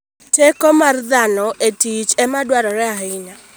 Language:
Luo (Kenya and Tanzania)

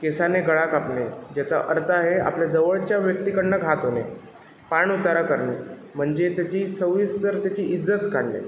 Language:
Marathi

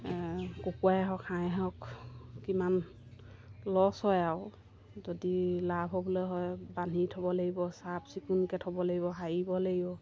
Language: Assamese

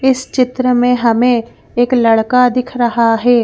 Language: Hindi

